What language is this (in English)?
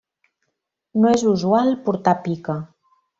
Catalan